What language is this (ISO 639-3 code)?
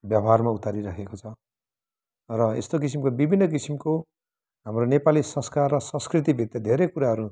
nep